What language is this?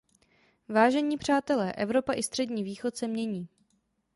Czech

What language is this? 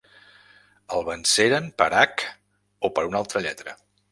Catalan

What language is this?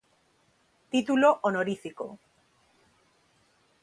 Galician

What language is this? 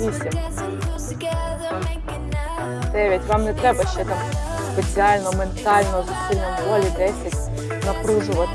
Ukrainian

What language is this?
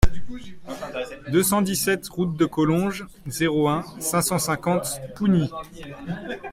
French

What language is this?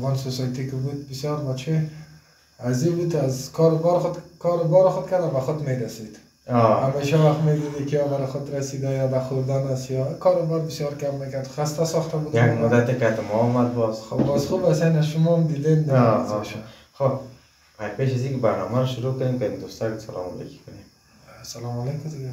Persian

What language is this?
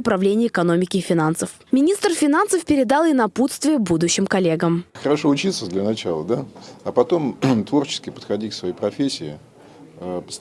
Russian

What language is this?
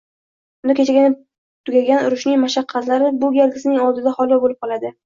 Uzbek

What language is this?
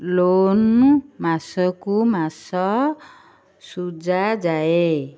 Odia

